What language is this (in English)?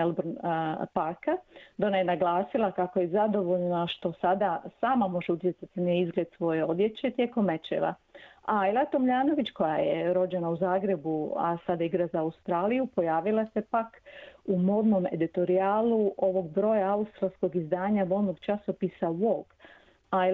Croatian